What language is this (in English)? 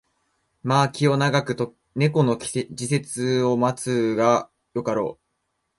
Japanese